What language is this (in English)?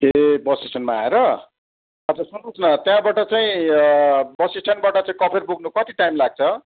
Nepali